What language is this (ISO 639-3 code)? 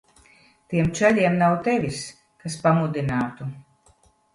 lav